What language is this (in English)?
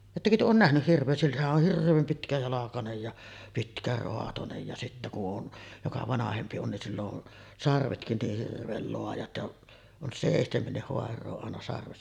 Finnish